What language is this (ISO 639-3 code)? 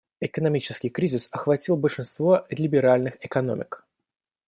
rus